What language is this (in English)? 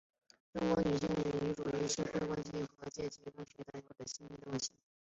Chinese